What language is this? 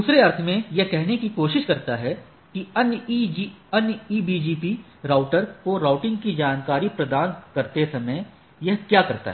Hindi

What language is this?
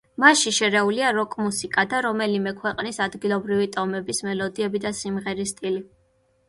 Georgian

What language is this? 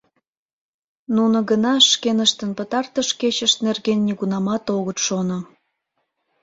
Mari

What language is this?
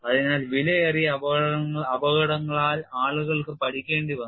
Malayalam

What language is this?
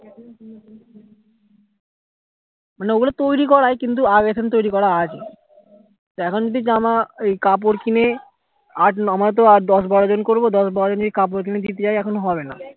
Bangla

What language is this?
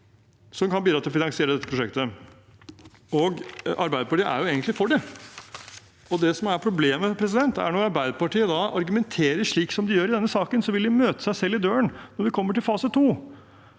Norwegian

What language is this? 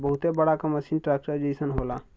Bhojpuri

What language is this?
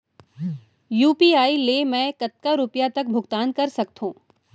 Chhattisgarhi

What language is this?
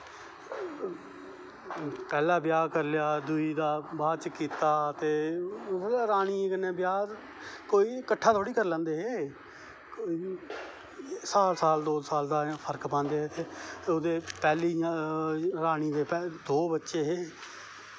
Dogri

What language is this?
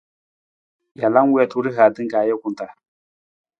Nawdm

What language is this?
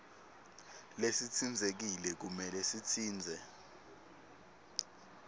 Swati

